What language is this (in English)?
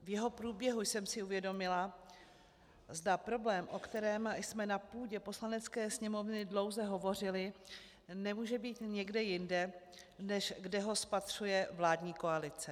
Czech